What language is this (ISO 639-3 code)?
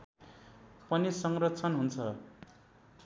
nep